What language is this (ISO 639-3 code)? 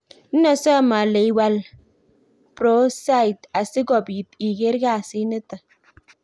kln